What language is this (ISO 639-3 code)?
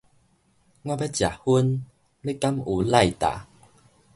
nan